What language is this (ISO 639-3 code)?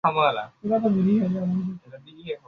ben